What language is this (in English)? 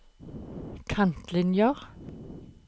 Norwegian